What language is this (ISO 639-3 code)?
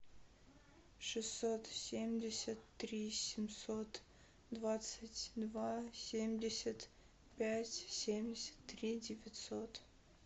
rus